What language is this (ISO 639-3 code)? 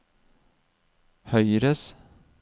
nor